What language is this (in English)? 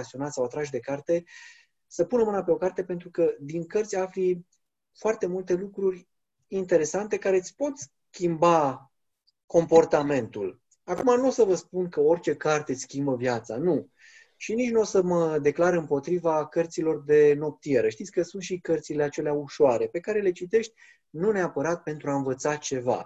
Romanian